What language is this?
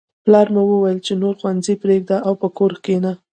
Pashto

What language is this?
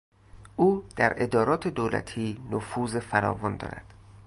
Persian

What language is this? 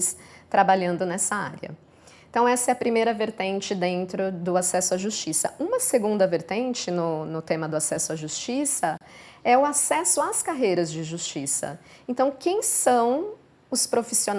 Portuguese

